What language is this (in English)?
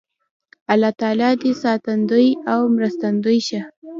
Pashto